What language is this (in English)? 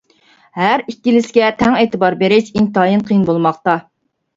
Uyghur